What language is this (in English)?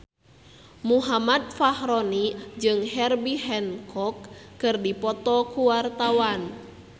Sundanese